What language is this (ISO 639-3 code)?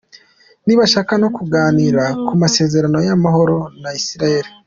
kin